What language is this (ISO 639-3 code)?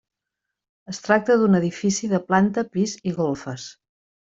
cat